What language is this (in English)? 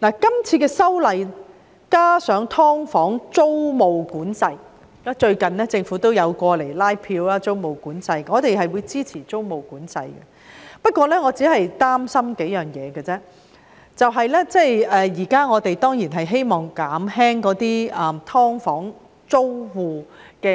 Cantonese